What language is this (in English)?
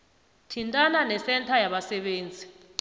South Ndebele